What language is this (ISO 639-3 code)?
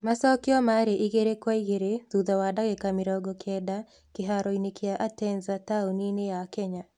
kik